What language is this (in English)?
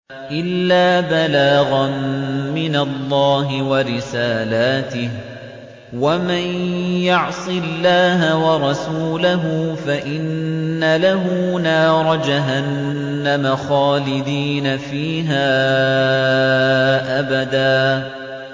Arabic